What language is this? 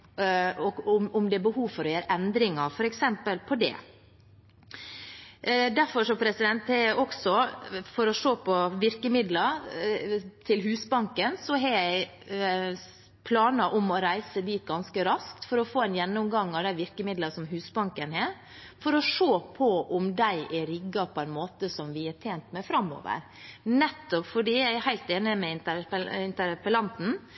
Norwegian Bokmål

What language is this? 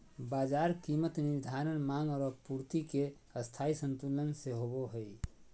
Magahi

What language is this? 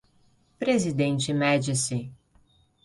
Portuguese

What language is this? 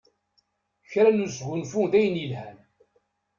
Kabyle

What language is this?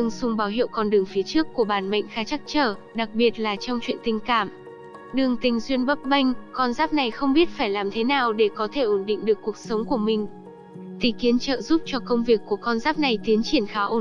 Vietnamese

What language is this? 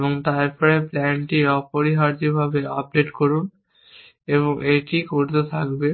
Bangla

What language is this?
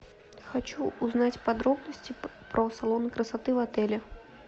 Russian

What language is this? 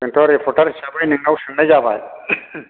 Bodo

